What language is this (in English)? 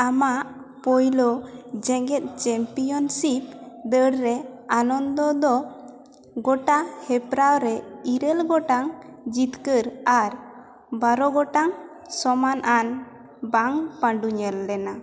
Santali